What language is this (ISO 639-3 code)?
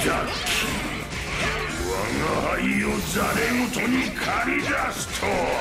jpn